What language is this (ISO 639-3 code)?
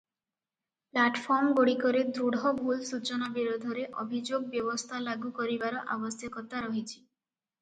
ori